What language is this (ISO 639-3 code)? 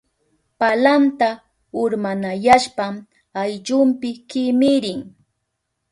qup